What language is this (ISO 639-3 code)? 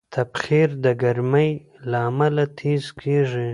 pus